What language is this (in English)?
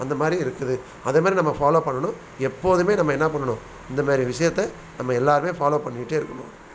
Tamil